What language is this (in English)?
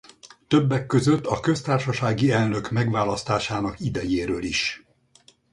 Hungarian